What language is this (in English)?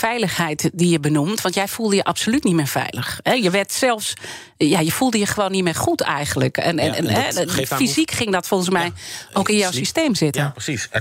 Dutch